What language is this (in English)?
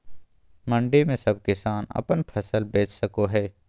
Magahi